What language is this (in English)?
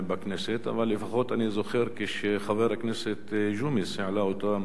Hebrew